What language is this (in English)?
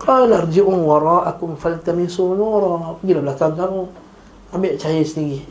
Malay